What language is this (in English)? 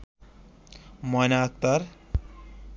Bangla